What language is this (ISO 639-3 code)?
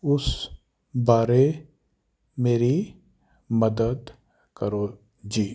pan